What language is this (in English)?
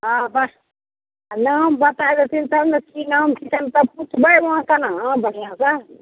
Maithili